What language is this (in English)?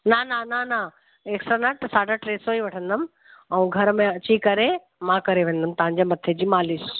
Sindhi